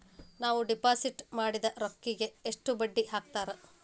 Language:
Kannada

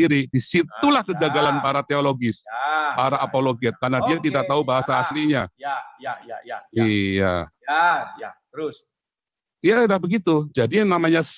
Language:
Indonesian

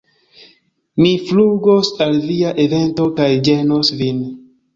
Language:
Esperanto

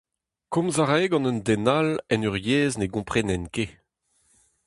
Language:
Breton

